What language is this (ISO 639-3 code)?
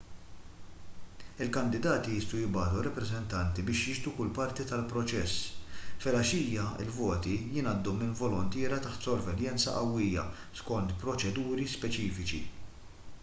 mlt